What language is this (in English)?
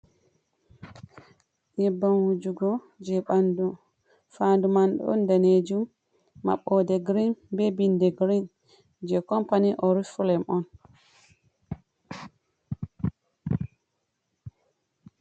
Fula